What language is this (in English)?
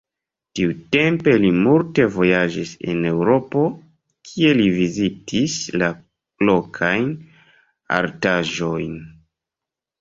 Esperanto